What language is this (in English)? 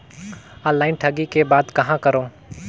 Chhattisgarhi